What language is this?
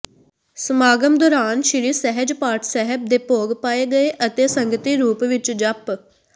Punjabi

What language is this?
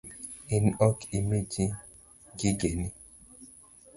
Luo (Kenya and Tanzania)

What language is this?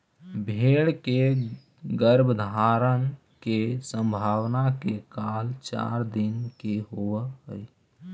Magahi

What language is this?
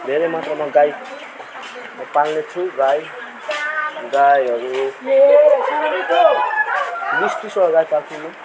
Nepali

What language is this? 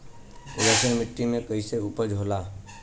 Bhojpuri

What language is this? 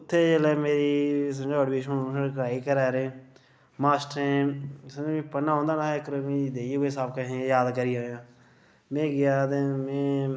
Dogri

